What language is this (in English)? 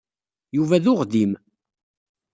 Kabyle